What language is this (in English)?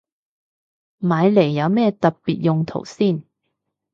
Cantonese